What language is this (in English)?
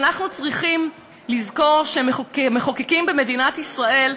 Hebrew